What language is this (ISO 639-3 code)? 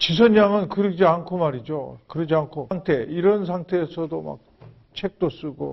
kor